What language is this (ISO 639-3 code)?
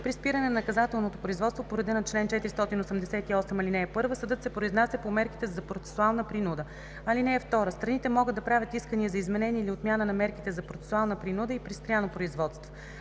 bul